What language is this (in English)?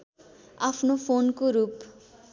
Nepali